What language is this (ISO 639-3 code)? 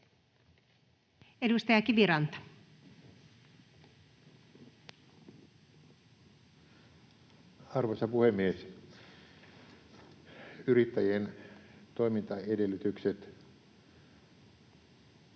fin